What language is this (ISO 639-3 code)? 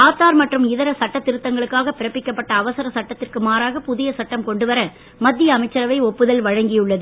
tam